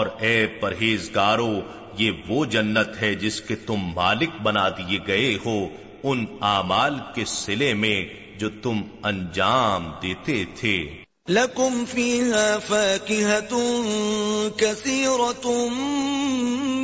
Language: Urdu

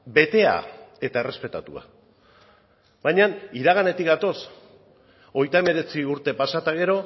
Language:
Basque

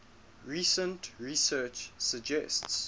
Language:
English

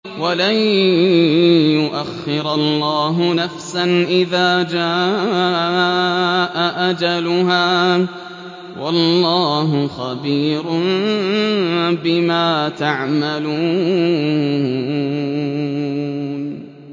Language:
Arabic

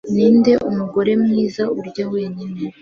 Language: Kinyarwanda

